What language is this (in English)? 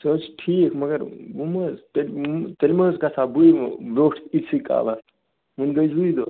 Kashmiri